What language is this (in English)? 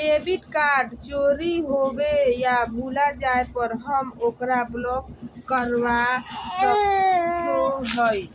Magahi